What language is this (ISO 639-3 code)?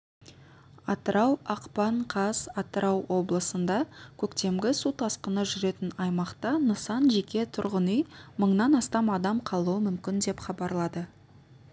kaz